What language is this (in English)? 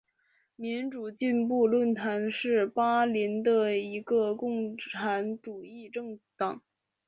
Chinese